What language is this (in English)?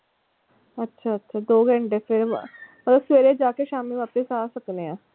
Punjabi